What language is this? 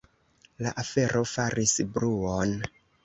Esperanto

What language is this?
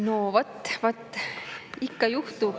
Estonian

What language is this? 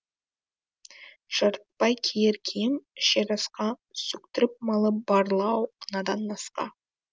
Kazakh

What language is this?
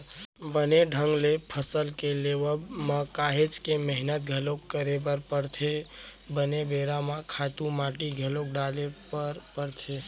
Chhattisgarhi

